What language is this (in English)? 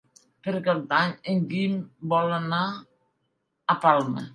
Catalan